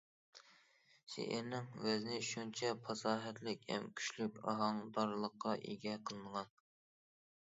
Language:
Uyghur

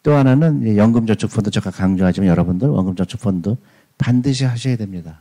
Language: Korean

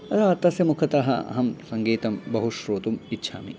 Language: Sanskrit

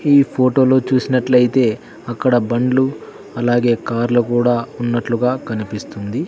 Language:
Telugu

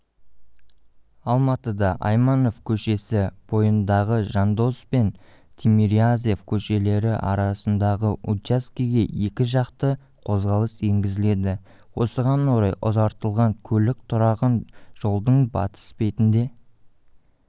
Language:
Kazakh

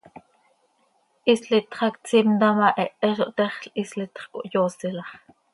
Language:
Seri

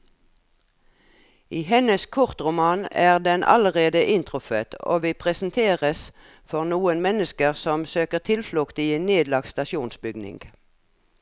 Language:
Norwegian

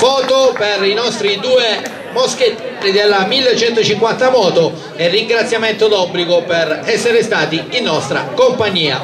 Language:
Italian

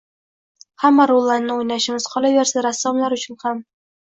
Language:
Uzbek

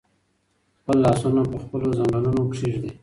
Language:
Pashto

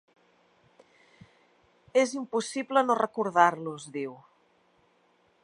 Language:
Catalan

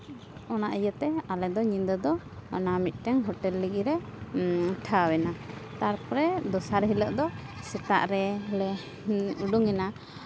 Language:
Santali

